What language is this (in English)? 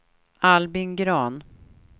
Swedish